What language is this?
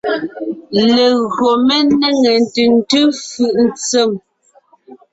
Ngiemboon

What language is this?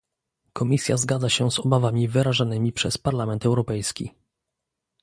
Polish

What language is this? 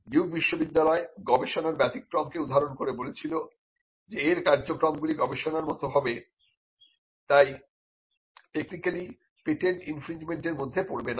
Bangla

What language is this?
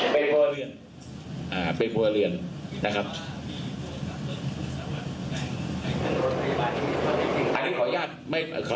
Thai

